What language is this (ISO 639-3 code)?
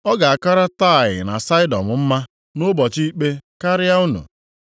ibo